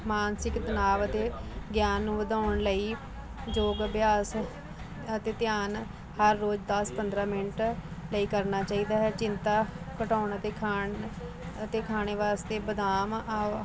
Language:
Punjabi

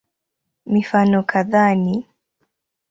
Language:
Swahili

